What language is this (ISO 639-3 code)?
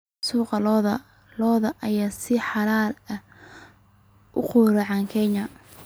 som